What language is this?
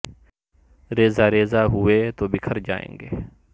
Urdu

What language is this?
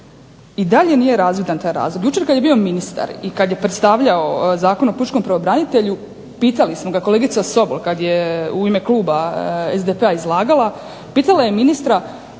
Croatian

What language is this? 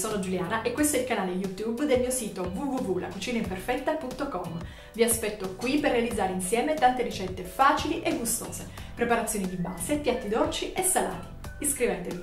Italian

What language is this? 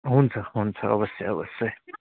Nepali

